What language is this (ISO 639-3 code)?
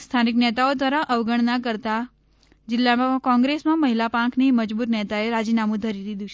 guj